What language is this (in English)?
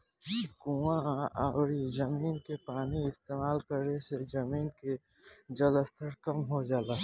Bhojpuri